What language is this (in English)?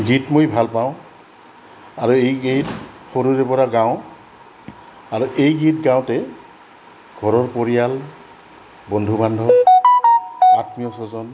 Assamese